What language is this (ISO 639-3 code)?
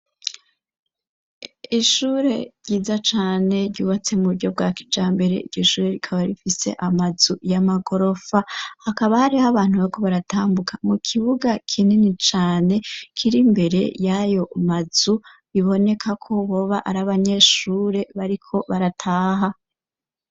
run